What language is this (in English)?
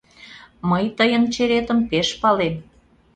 Mari